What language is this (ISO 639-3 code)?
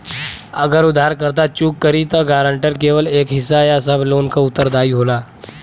bho